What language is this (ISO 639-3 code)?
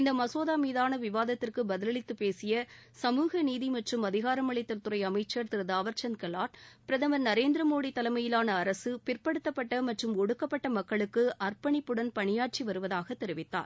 tam